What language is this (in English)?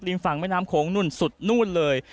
Thai